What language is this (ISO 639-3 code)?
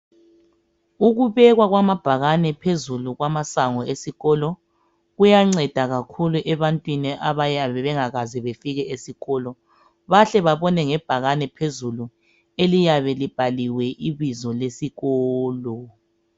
nde